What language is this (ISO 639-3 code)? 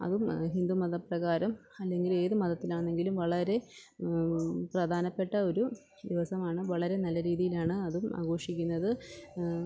mal